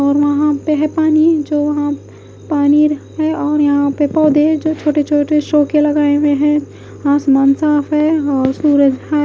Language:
Hindi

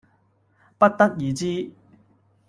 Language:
Cantonese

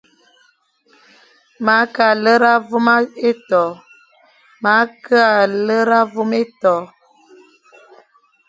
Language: Fang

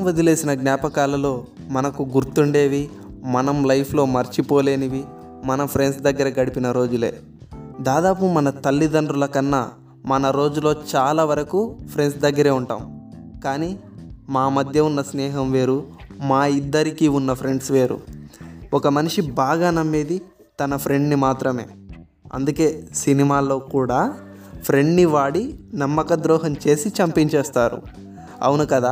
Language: Telugu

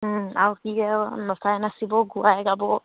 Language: Assamese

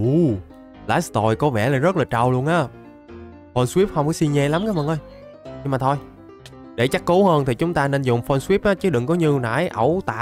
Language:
Vietnamese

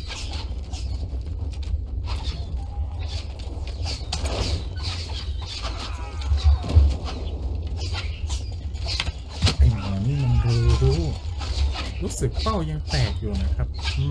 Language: Thai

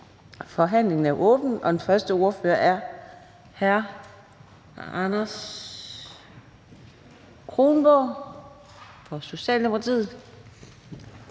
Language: Danish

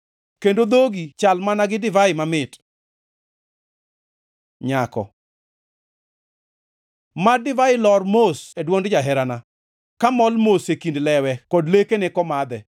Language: Luo (Kenya and Tanzania)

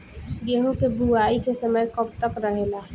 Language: Bhojpuri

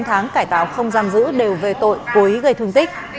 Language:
Vietnamese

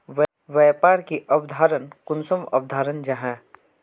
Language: Magahi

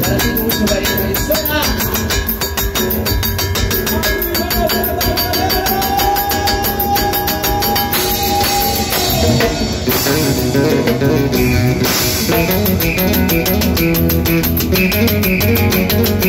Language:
Arabic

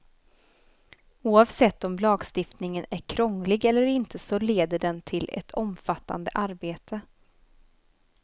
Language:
Swedish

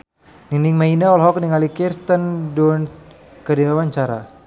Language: Sundanese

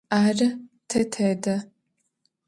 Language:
Adyghe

